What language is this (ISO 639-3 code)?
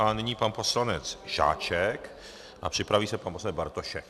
ces